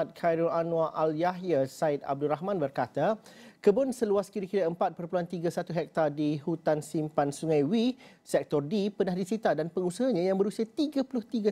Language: Malay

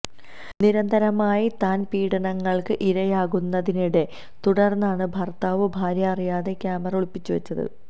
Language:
Malayalam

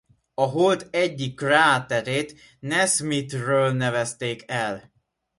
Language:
Hungarian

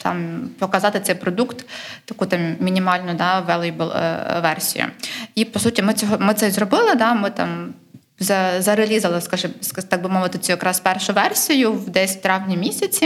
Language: Ukrainian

